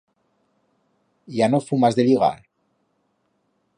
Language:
Aragonese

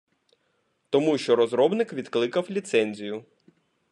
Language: Ukrainian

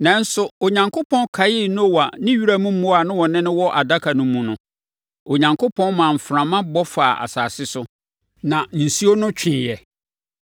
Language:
Akan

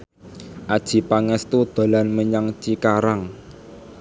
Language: Javanese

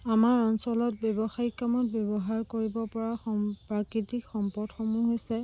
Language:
Assamese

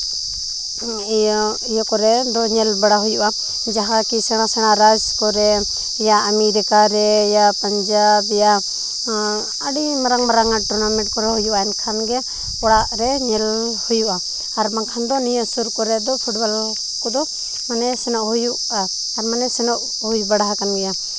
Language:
Santali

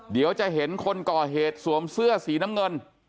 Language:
Thai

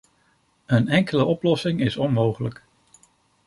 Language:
Dutch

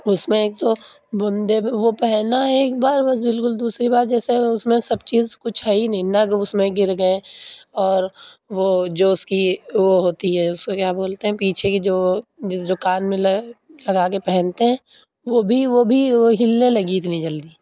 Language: Urdu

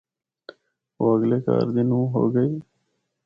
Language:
Northern Hindko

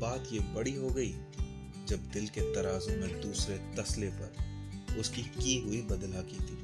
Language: Hindi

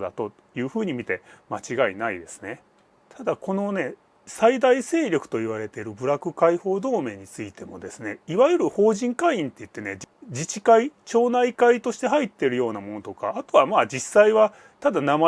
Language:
Japanese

